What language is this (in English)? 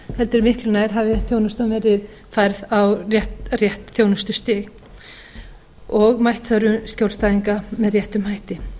Icelandic